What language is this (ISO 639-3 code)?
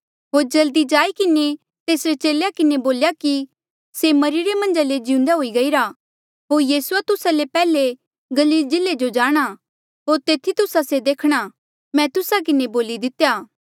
mjl